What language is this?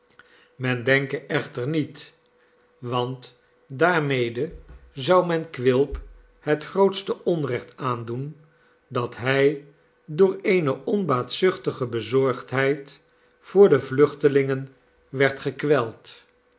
Dutch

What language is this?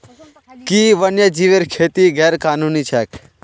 Magahi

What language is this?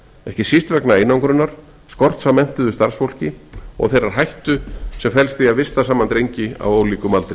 Icelandic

